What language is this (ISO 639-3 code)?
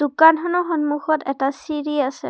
asm